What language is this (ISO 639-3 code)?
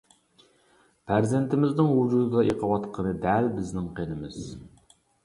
uig